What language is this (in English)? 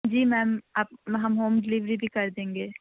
Urdu